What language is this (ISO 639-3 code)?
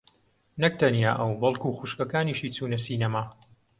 ckb